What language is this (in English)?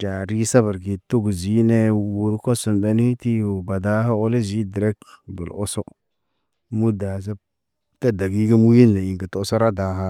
Naba